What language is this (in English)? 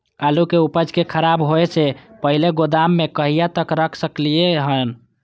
Maithili